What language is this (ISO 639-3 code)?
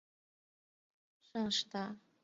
zho